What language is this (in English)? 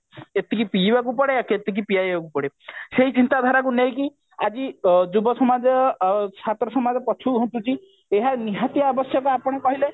Odia